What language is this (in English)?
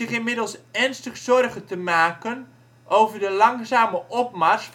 Dutch